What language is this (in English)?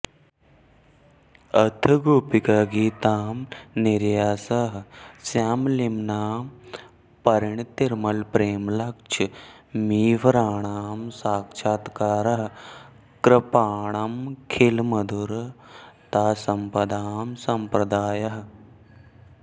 Sanskrit